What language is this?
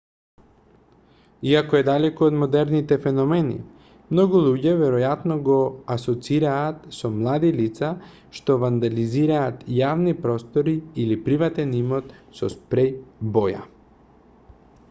Macedonian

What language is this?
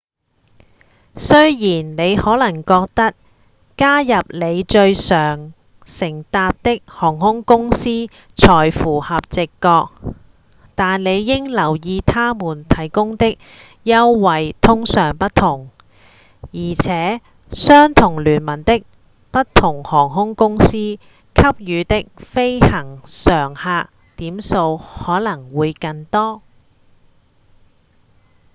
Cantonese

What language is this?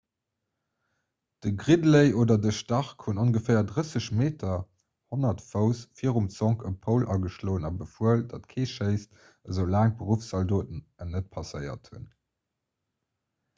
Luxembourgish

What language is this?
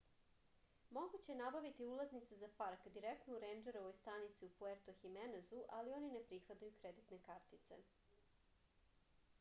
Serbian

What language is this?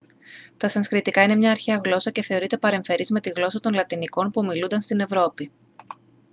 Greek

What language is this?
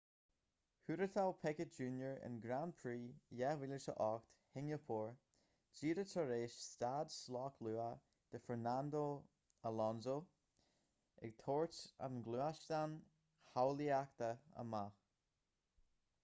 Irish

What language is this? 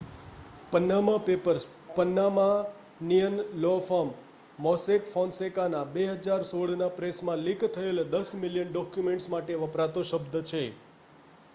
Gujarati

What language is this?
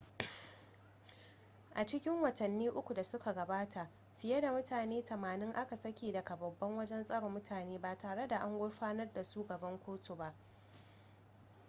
Hausa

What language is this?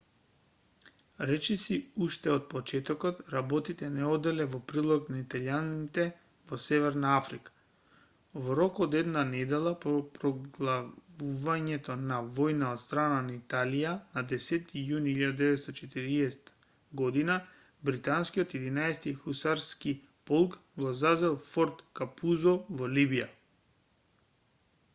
Macedonian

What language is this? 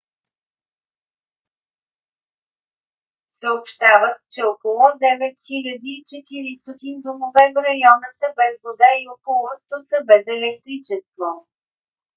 Bulgarian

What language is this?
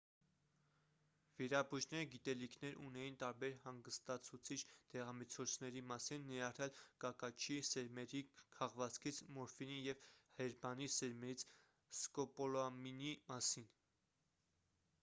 Armenian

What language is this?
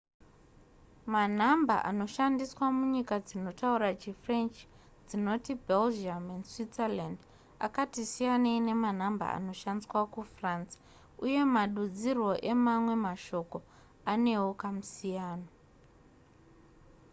Shona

